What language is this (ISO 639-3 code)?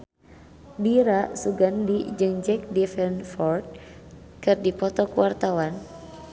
sun